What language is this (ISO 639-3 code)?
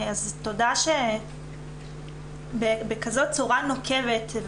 heb